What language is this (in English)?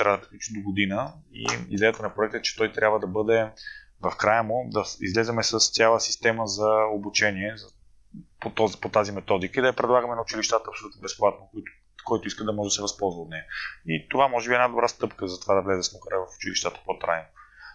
Bulgarian